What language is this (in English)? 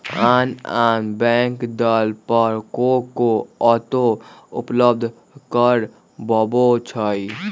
Magahi